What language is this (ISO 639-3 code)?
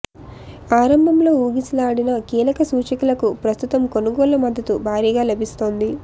tel